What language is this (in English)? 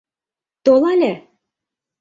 Mari